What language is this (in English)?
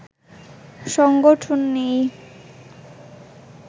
Bangla